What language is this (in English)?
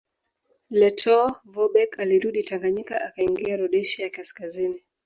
Swahili